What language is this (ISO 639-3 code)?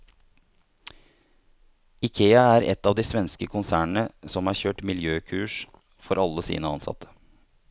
nor